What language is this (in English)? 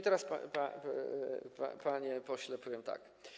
Polish